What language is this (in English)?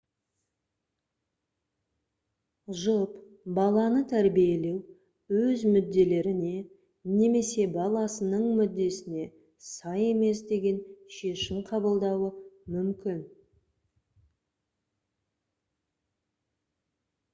Kazakh